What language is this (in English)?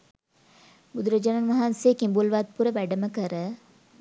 Sinhala